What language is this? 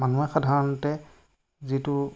Assamese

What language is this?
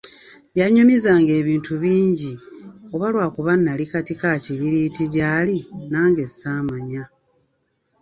Ganda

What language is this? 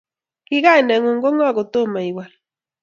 Kalenjin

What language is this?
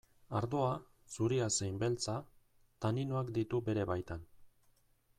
Basque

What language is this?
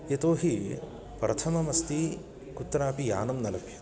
Sanskrit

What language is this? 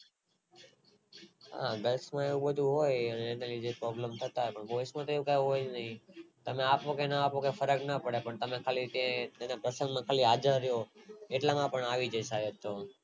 Gujarati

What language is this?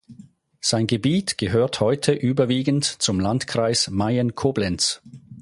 German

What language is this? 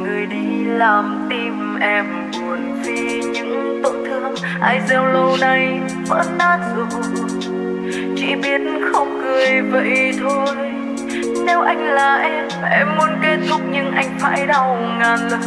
Vietnamese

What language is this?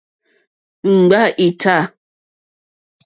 Mokpwe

